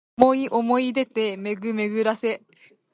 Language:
Japanese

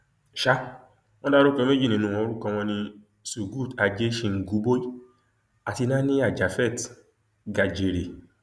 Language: Yoruba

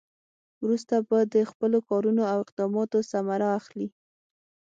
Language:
Pashto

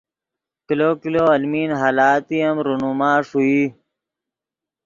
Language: Yidgha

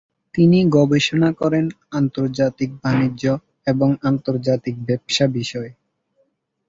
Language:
Bangla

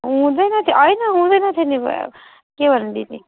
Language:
Nepali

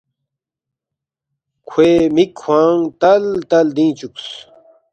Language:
Balti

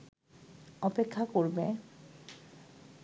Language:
Bangla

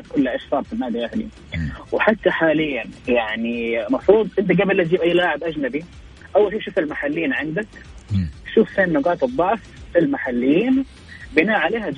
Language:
Arabic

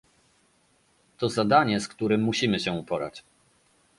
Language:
Polish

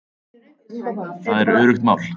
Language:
Icelandic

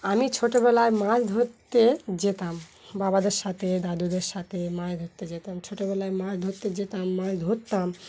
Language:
Bangla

